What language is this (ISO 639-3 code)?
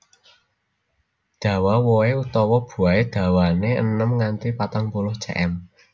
jav